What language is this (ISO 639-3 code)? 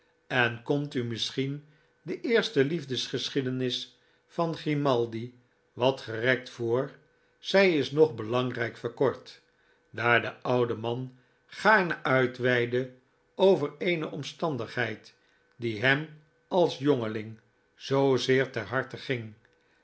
nld